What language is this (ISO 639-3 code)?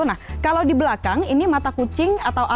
ind